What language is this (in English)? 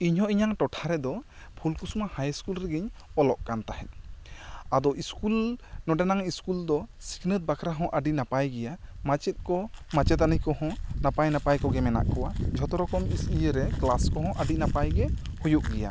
Santali